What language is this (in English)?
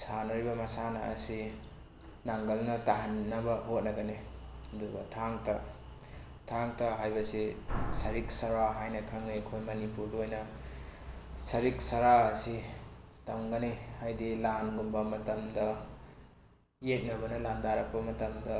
Manipuri